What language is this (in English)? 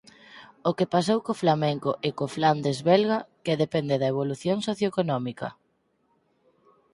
Galician